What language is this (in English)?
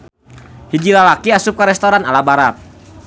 Sundanese